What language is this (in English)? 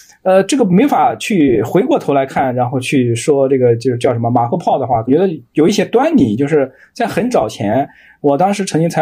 Chinese